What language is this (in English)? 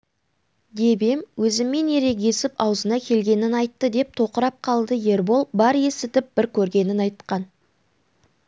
Kazakh